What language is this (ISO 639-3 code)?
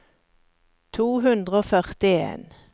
nor